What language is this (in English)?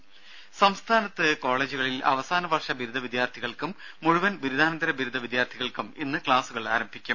Malayalam